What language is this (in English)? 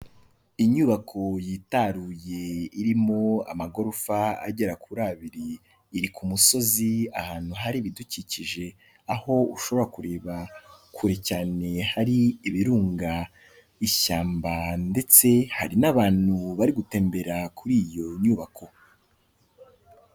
Kinyarwanda